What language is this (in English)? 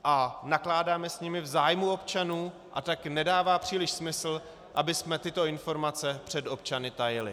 Czech